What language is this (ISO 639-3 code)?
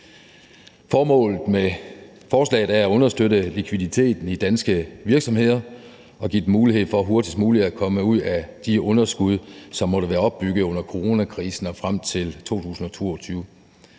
dan